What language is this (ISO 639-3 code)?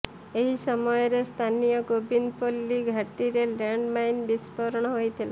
ori